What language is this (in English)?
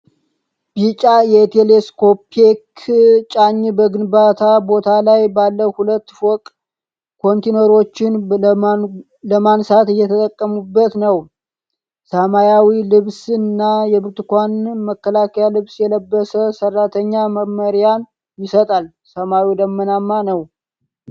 Amharic